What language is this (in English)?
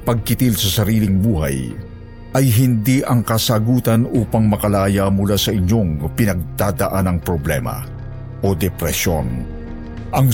Filipino